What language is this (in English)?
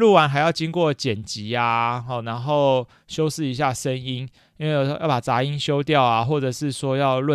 Chinese